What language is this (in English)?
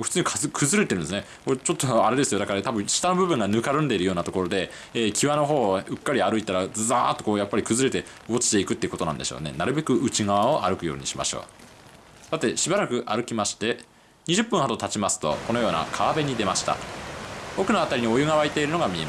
Japanese